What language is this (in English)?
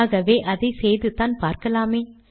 Tamil